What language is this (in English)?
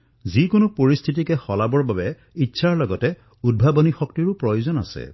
Assamese